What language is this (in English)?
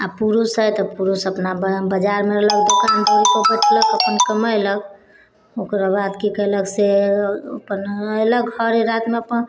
Maithili